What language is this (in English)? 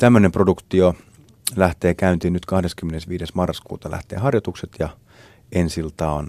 Finnish